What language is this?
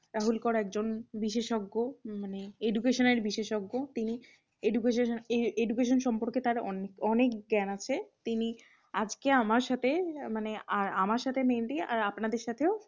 Bangla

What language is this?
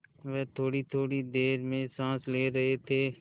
Hindi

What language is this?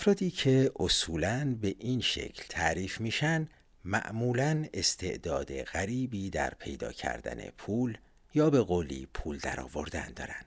Persian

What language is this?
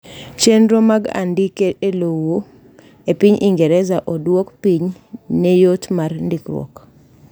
Luo (Kenya and Tanzania)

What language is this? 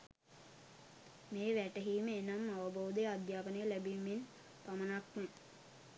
Sinhala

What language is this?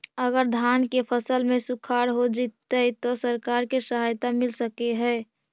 Magahi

